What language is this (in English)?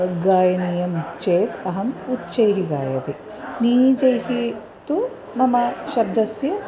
Sanskrit